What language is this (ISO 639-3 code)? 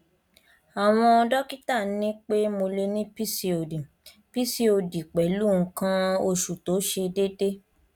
yor